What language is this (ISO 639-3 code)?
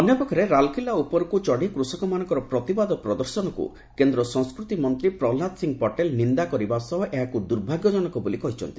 ori